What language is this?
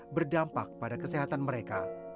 Indonesian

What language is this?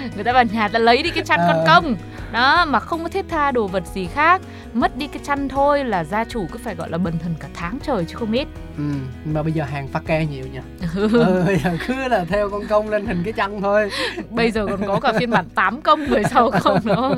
Vietnamese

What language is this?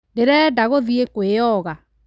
Kikuyu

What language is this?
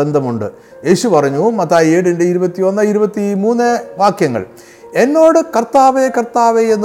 Malayalam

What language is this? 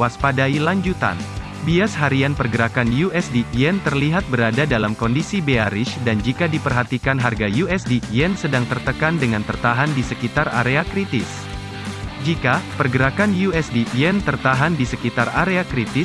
Indonesian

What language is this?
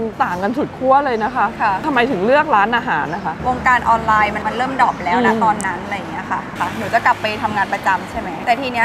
Thai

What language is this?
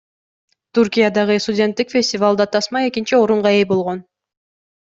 Kyrgyz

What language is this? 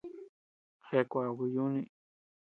Tepeuxila Cuicatec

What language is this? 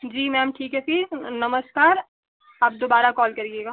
Hindi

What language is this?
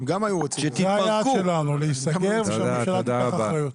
Hebrew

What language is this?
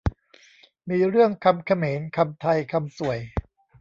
Thai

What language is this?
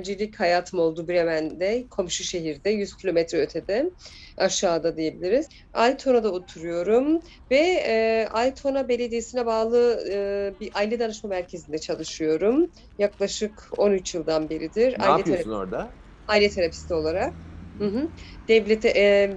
Turkish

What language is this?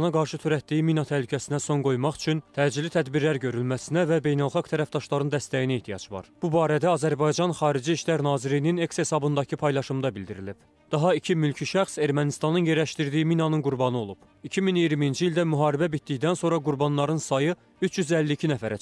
Turkish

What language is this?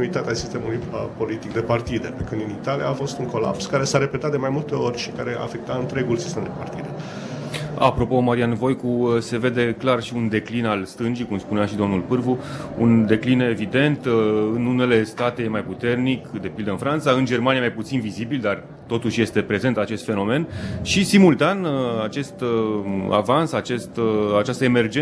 Romanian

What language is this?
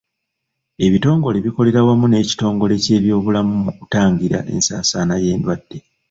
Ganda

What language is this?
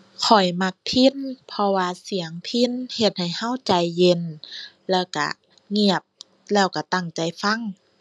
Thai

